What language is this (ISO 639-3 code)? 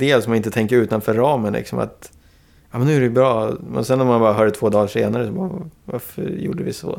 swe